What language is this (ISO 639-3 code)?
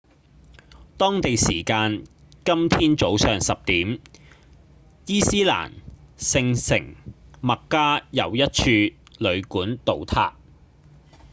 yue